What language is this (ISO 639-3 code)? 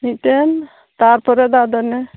sat